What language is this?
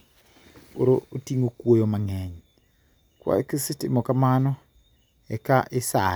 Luo (Kenya and Tanzania)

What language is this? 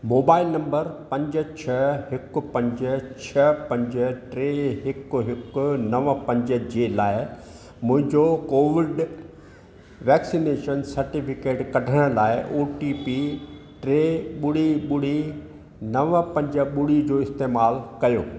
Sindhi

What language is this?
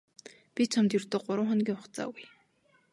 Mongolian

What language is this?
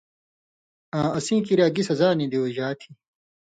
Indus Kohistani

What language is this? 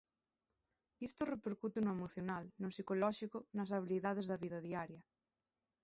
Galician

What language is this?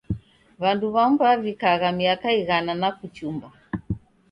Taita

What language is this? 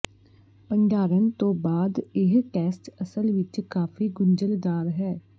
Punjabi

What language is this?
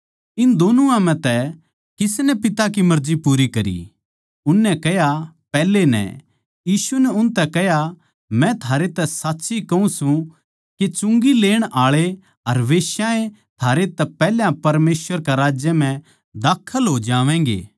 Haryanvi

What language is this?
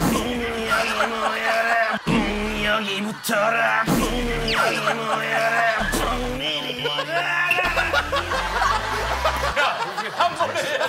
Korean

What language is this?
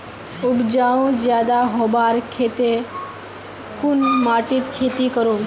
Magahi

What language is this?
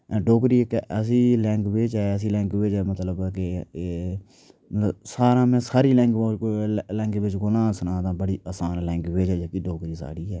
Dogri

